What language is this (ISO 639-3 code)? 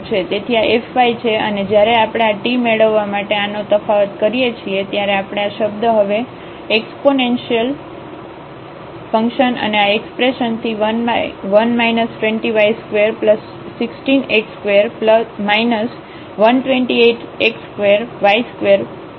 guj